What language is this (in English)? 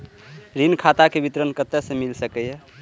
Maithili